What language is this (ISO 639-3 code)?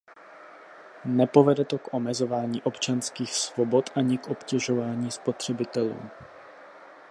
ces